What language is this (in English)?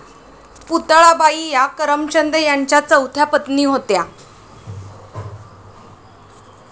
Marathi